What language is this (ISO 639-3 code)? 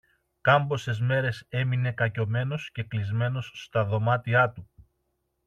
ell